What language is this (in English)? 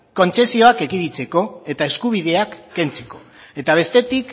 Basque